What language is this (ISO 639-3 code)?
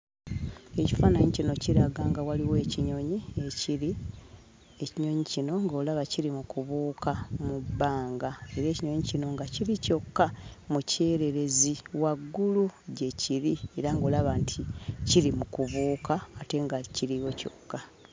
lug